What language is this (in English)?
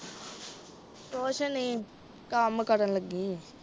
Punjabi